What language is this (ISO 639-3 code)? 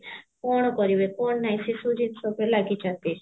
ori